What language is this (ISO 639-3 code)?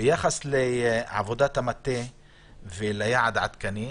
heb